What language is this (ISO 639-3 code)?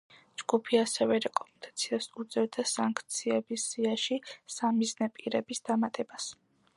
kat